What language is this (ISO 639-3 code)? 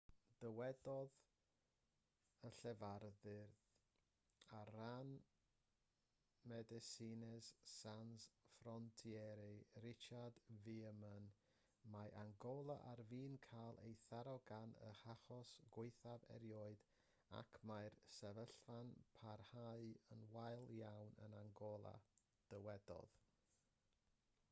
cym